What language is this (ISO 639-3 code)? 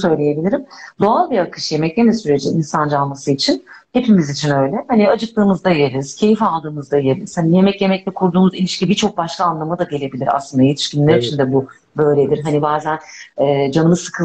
tur